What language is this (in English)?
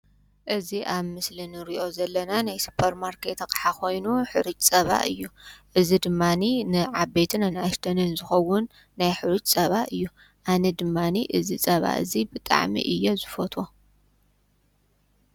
Tigrinya